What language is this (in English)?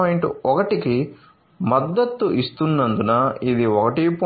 Telugu